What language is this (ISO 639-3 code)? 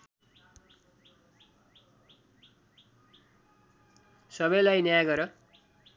nep